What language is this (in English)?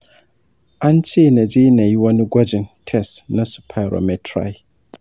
Hausa